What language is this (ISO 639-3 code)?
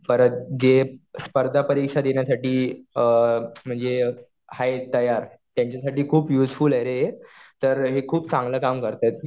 mar